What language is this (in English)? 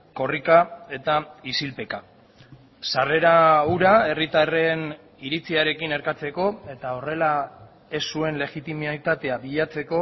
Basque